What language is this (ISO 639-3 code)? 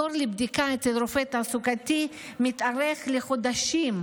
heb